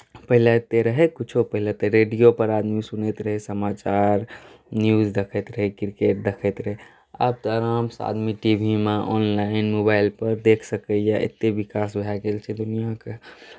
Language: Maithili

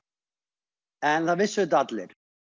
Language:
Icelandic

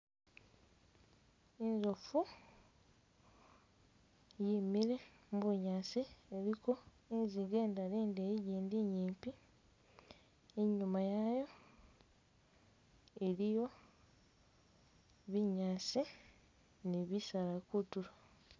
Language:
Masaaba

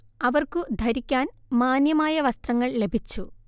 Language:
Malayalam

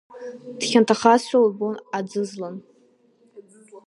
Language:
Abkhazian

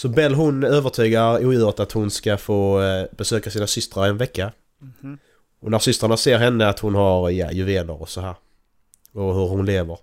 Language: Swedish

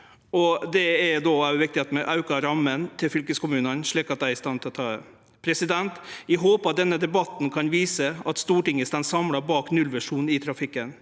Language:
Norwegian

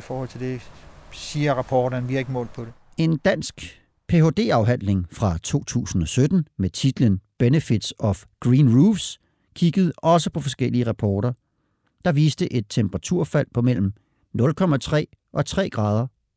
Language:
Danish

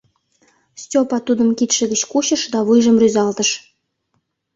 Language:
Mari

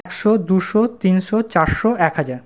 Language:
Bangla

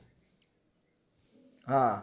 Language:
Gujarati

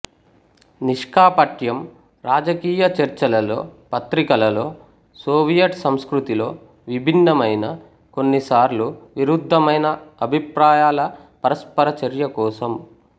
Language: Telugu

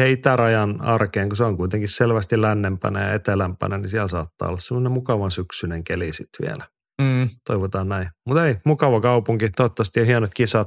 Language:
Finnish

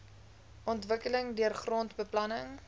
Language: Afrikaans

